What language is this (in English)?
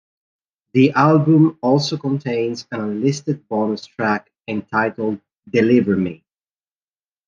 English